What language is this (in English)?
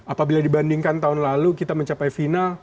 Indonesian